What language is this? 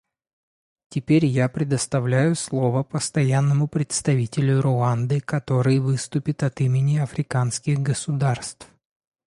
Russian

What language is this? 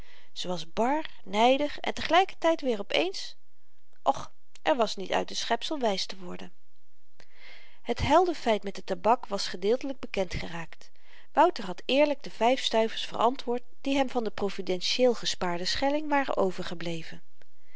Dutch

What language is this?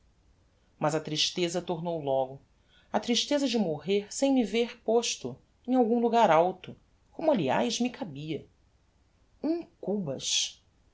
Portuguese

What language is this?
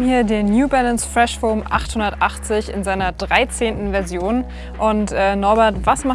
German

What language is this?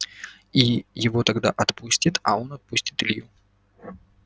Russian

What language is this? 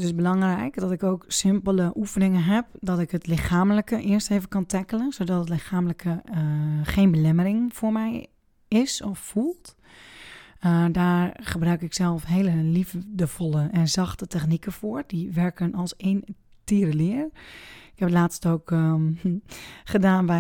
Dutch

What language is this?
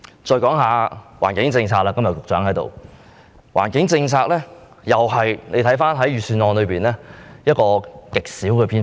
Cantonese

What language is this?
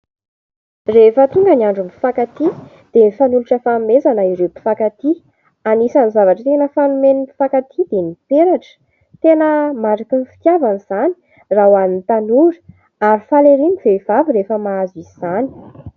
Malagasy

